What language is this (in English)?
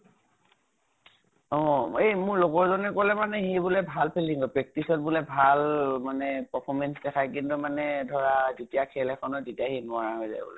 Assamese